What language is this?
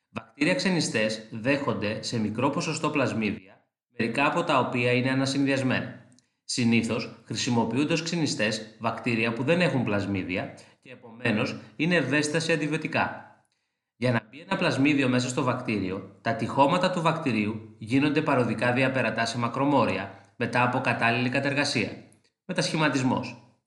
Greek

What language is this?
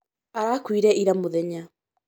Kikuyu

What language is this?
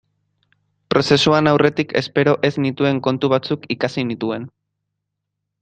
Basque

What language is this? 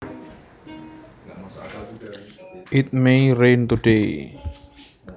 Javanese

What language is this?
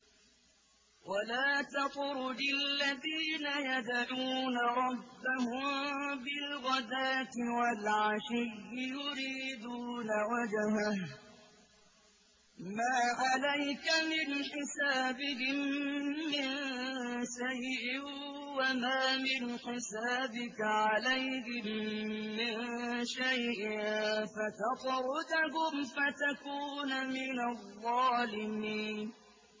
Arabic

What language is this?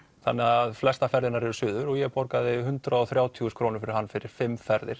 Icelandic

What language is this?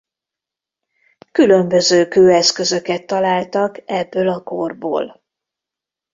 Hungarian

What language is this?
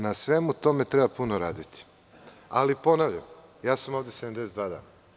Serbian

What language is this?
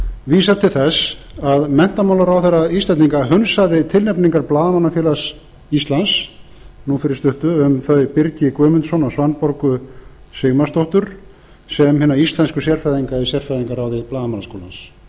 Icelandic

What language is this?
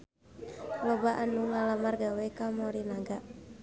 Sundanese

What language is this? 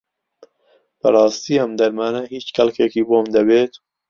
Central Kurdish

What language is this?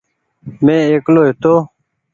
Goaria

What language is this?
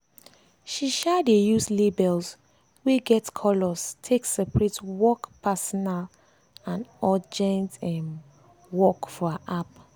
Nigerian Pidgin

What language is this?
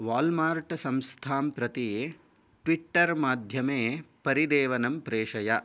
Sanskrit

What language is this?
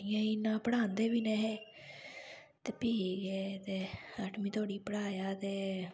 Dogri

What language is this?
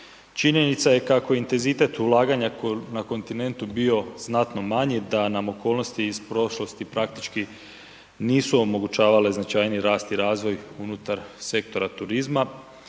Croatian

